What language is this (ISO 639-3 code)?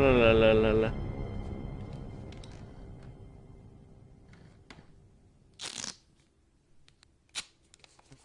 ind